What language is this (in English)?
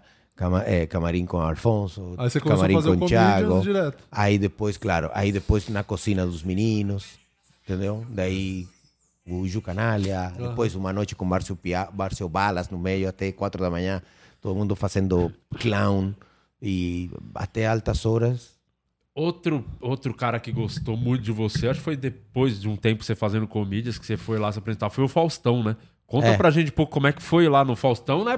Portuguese